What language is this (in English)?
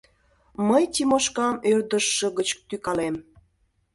Mari